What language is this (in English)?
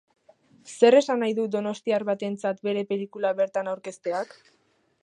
Basque